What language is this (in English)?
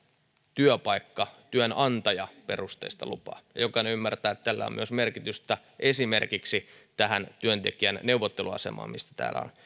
Finnish